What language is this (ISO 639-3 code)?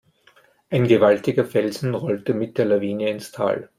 deu